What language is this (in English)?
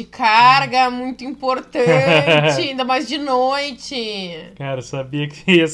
Portuguese